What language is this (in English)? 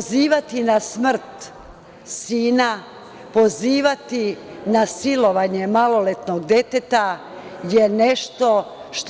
Serbian